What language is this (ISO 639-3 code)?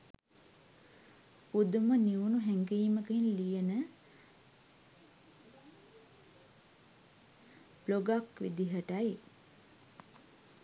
sin